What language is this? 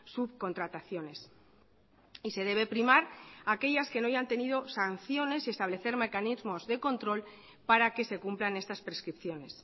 Spanish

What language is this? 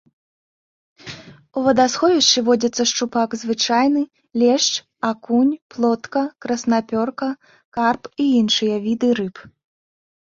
Belarusian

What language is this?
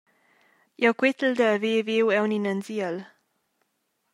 Romansh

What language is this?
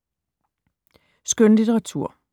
Danish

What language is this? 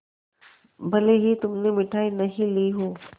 Hindi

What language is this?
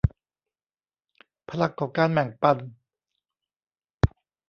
Thai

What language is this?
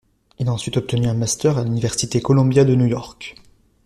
French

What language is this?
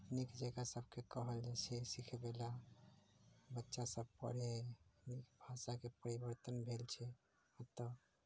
Maithili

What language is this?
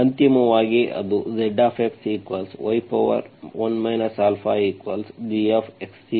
Kannada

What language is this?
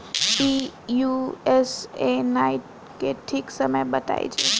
Bhojpuri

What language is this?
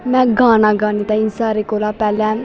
Dogri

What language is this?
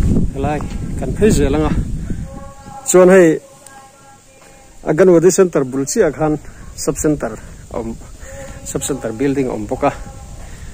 Arabic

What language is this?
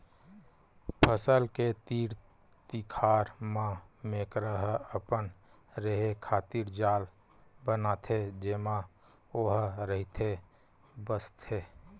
Chhattisgarhi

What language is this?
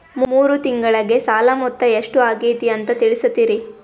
Kannada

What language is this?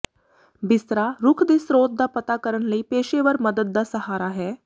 Punjabi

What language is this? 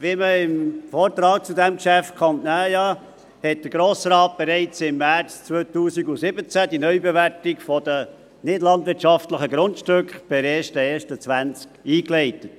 Swiss German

